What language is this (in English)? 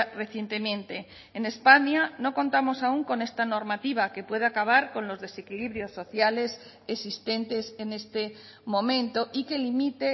Spanish